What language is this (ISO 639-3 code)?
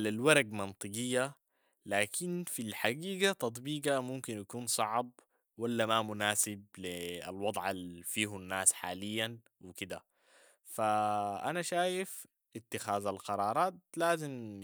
apd